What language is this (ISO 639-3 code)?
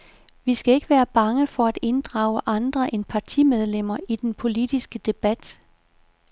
dan